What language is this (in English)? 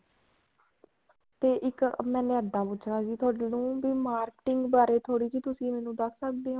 Punjabi